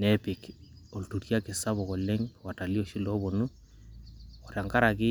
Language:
Masai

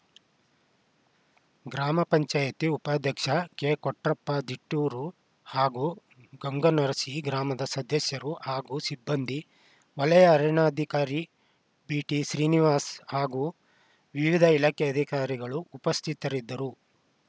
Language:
Kannada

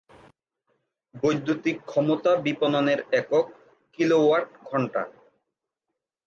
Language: Bangla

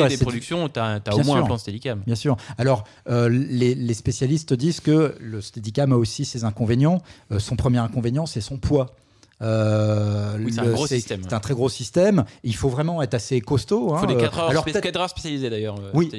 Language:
French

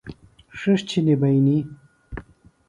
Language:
Phalura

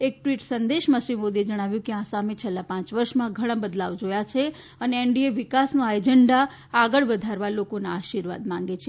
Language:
Gujarati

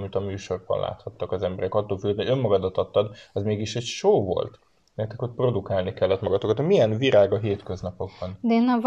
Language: Hungarian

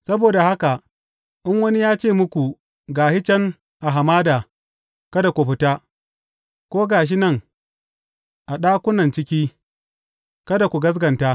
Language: Hausa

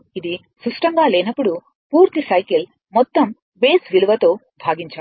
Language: Telugu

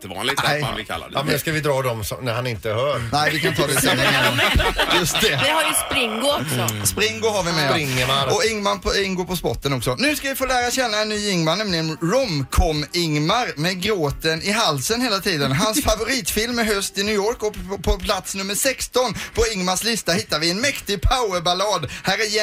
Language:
Swedish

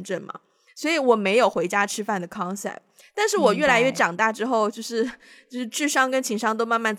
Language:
Chinese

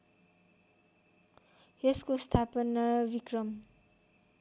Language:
Nepali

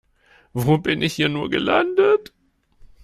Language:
German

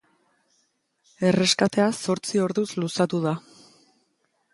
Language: Basque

